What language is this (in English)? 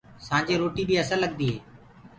Gurgula